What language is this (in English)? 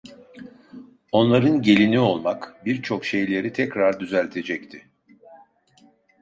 Turkish